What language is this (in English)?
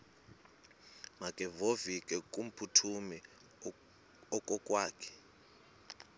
Xhosa